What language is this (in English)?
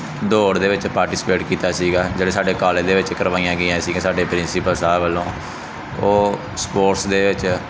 Punjabi